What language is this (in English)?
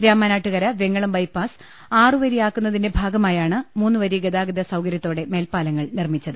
Malayalam